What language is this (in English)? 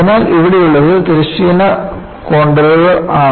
Malayalam